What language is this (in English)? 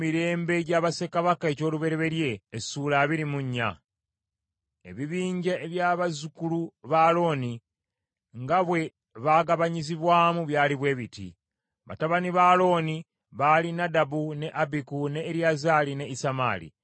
Ganda